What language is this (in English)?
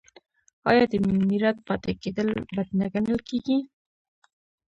Pashto